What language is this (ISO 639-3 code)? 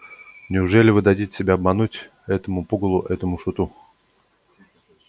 rus